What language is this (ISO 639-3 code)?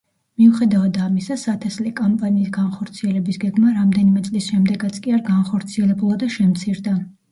kat